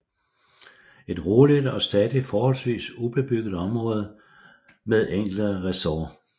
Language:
Danish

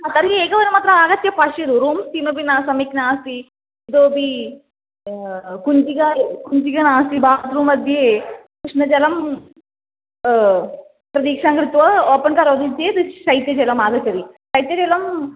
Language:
Sanskrit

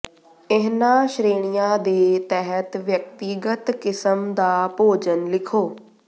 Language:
Punjabi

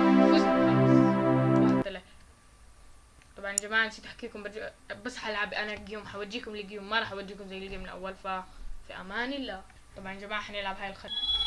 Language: Arabic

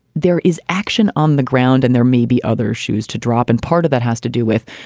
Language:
English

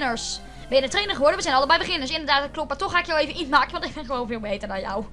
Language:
Dutch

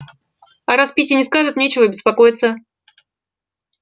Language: Russian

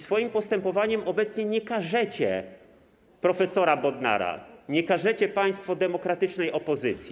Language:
Polish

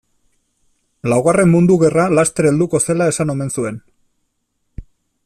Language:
Basque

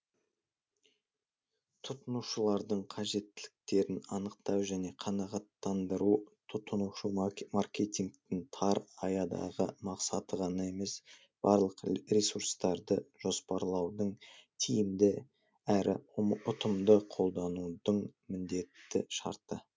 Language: Kazakh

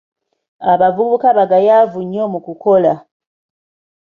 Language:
Ganda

